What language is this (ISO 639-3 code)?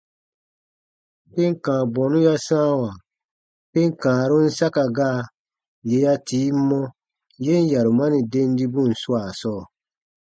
bba